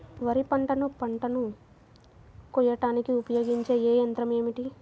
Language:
Telugu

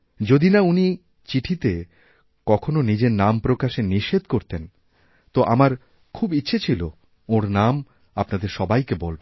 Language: Bangla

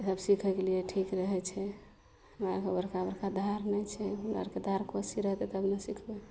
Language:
Maithili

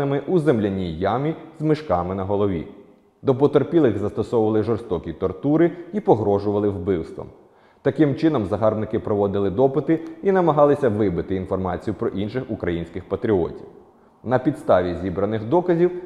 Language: Ukrainian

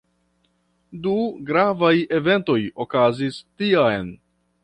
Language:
Esperanto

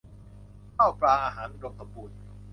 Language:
Thai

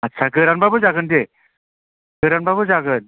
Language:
Bodo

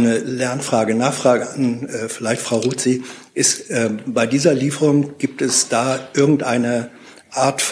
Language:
German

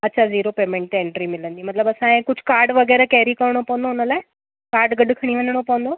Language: Sindhi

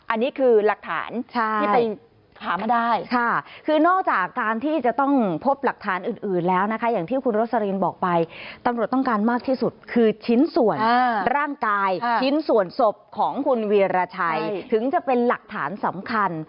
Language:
Thai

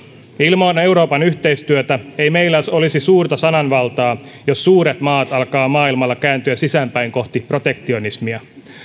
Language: Finnish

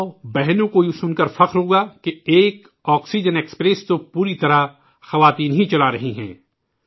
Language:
Urdu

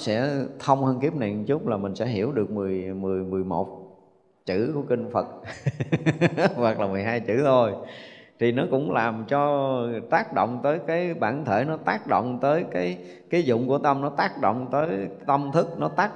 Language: Vietnamese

